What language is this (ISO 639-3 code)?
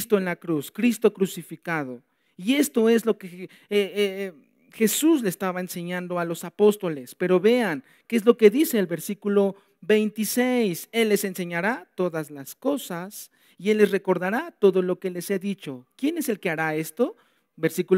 spa